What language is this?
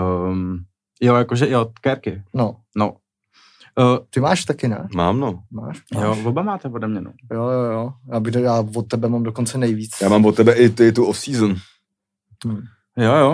Czech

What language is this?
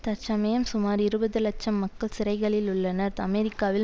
Tamil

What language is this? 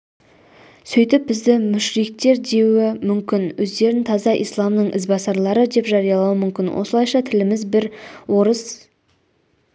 Kazakh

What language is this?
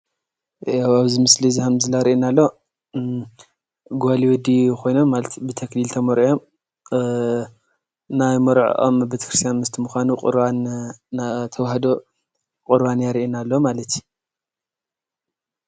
Tigrinya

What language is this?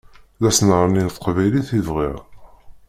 Kabyle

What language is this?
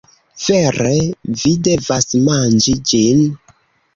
Esperanto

